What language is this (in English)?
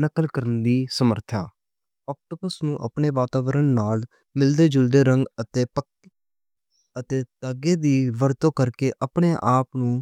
Western Panjabi